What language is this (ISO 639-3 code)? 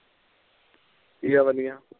pan